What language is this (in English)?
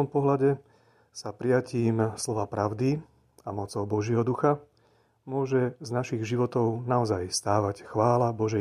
Slovak